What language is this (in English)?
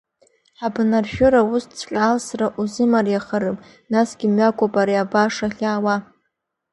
Abkhazian